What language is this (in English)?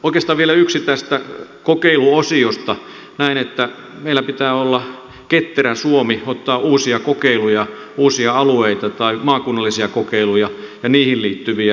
Finnish